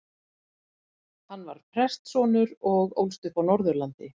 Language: Icelandic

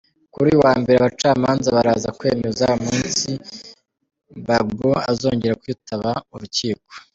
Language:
Kinyarwanda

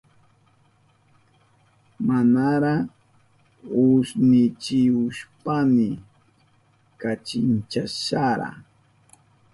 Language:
Southern Pastaza Quechua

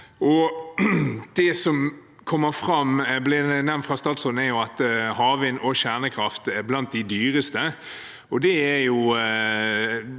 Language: Norwegian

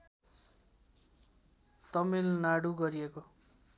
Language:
Nepali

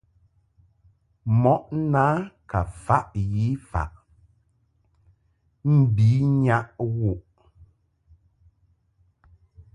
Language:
Mungaka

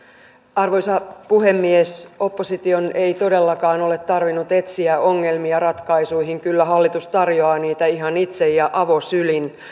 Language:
Finnish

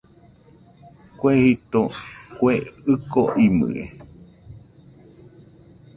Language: Nüpode Huitoto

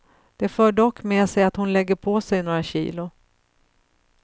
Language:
Swedish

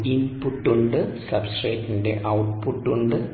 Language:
Malayalam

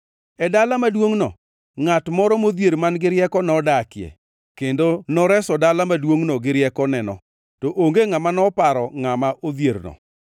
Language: Luo (Kenya and Tanzania)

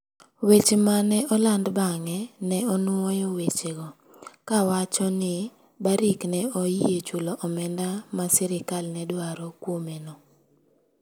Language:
Luo (Kenya and Tanzania)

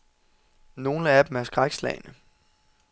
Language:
Danish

